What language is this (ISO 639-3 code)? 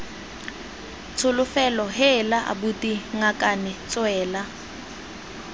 tsn